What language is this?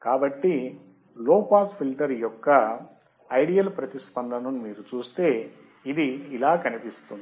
Telugu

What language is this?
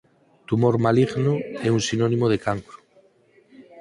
Galician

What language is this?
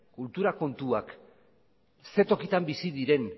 Basque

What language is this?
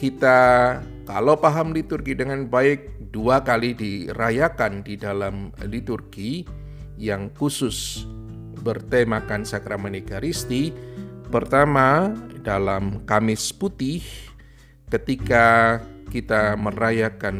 Indonesian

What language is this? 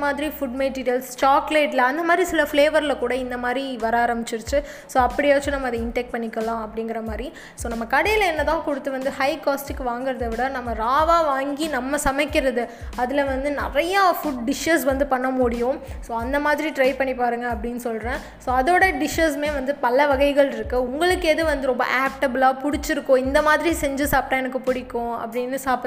Tamil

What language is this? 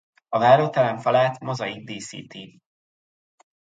Hungarian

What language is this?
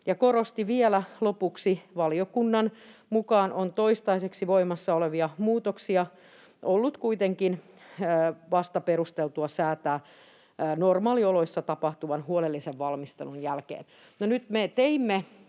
Finnish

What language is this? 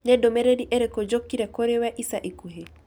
Kikuyu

